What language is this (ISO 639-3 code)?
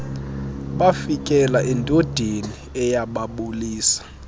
xho